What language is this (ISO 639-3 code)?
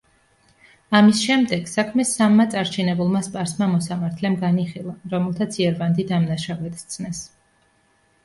kat